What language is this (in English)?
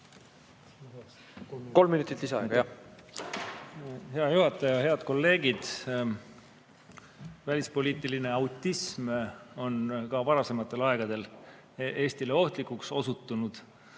Estonian